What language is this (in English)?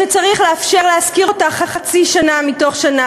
Hebrew